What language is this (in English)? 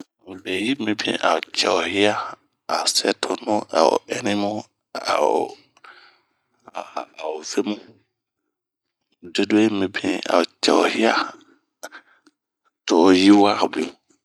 Bomu